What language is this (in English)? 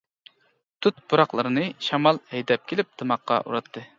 Uyghur